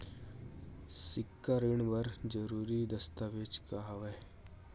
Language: Chhattisgarhi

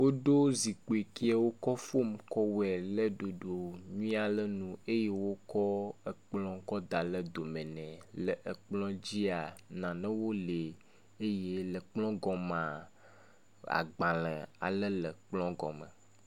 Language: Ewe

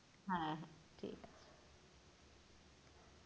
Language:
Bangla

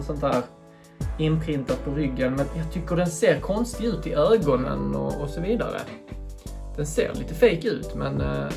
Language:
Swedish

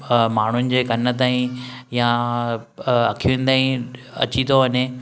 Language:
Sindhi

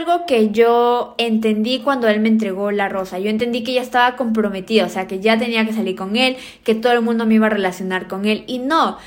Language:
Spanish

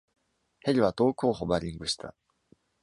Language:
Japanese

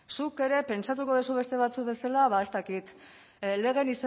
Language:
Basque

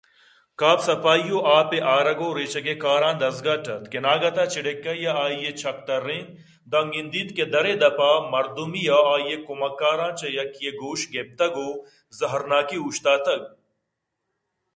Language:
Eastern Balochi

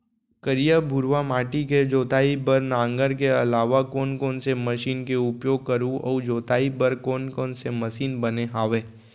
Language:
Chhattisgarhi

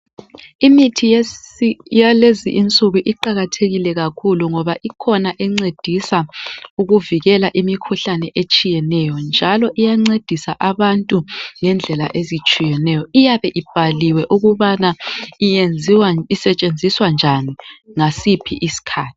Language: North Ndebele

